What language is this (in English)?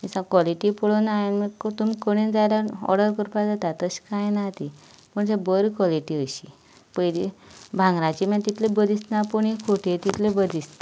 Konkani